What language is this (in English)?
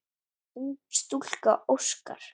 Icelandic